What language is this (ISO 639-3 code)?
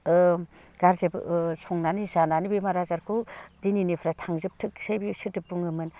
brx